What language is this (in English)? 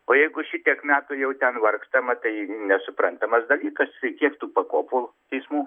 Lithuanian